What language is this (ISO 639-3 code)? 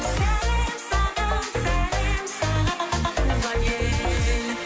kaz